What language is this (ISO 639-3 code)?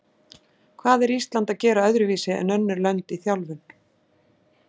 isl